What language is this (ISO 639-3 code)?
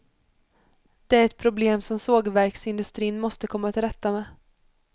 swe